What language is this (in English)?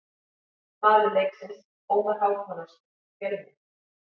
Icelandic